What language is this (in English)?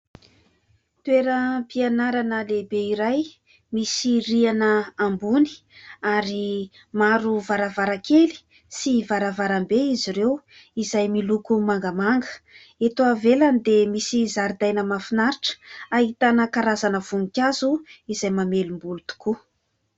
Malagasy